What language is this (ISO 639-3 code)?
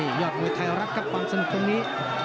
tha